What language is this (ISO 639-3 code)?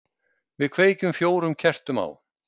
isl